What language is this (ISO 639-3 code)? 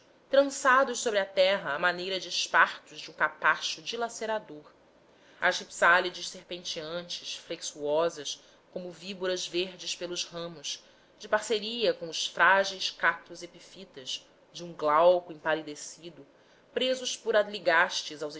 por